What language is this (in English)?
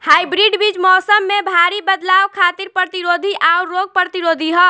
Bhojpuri